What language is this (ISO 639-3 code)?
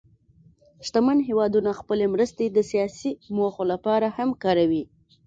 pus